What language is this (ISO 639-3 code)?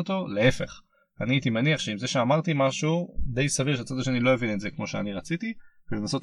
heb